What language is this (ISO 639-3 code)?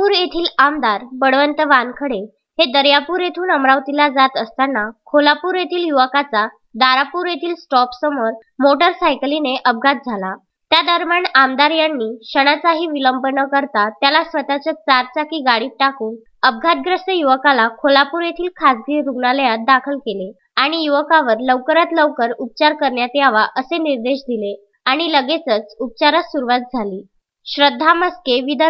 mar